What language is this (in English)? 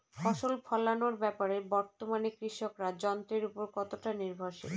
Bangla